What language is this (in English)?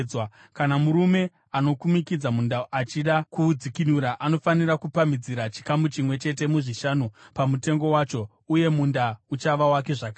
Shona